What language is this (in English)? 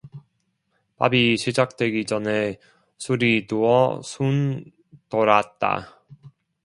Korean